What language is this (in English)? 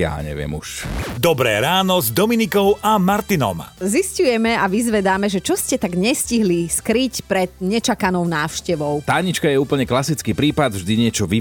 Slovak